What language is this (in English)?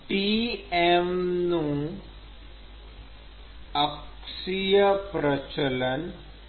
Gujarati